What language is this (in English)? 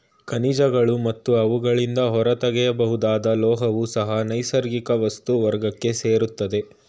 Kannada